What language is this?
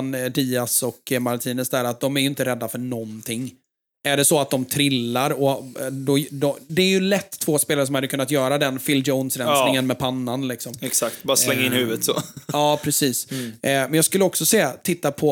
Swedish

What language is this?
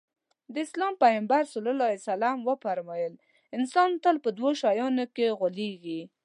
Pashto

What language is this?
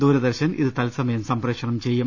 Malayalam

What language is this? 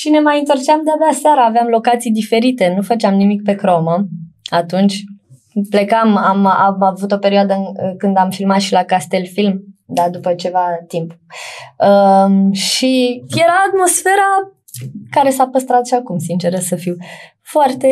Romanian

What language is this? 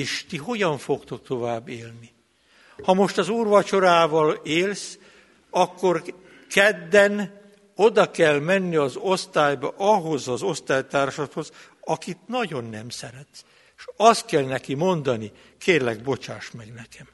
Hungarian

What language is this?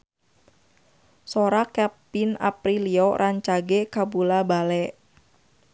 Sundanese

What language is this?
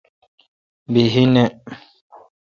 Kalkoti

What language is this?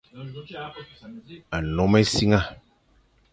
Fang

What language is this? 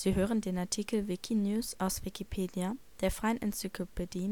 German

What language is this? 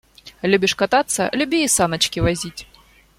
Russian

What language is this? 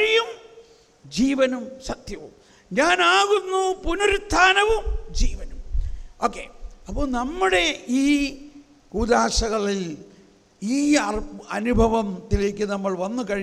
Malayalam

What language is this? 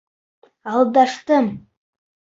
Bashkir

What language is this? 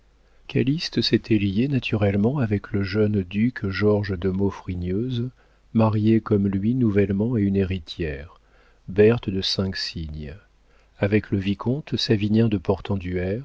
French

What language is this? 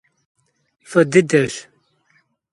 Kabardian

